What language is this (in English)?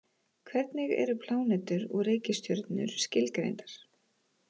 Icelandic